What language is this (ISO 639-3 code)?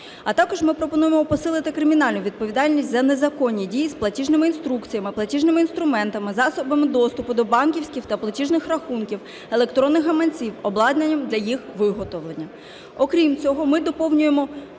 ukr